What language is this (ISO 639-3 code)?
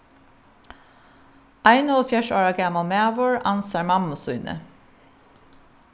fao